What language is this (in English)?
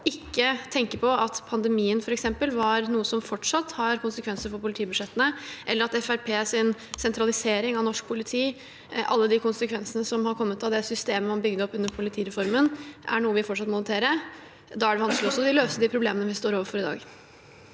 Norwegian